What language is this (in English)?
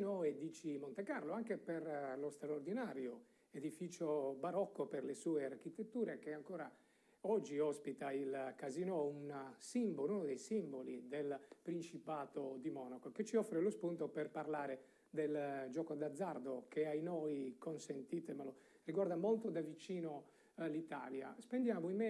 Italian